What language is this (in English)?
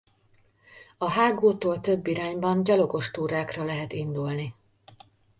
Hungarian